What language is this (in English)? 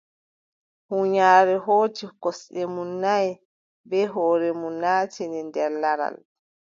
Adamawa Fulfulde